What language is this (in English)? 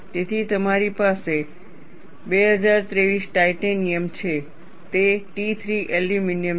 Gujarati